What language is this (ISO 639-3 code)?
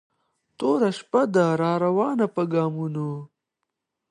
pus